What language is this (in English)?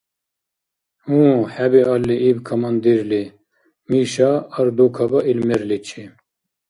Dargwa